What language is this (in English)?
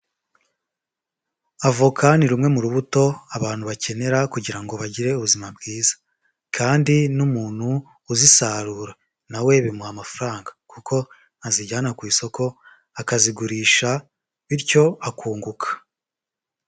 Kinyarwanda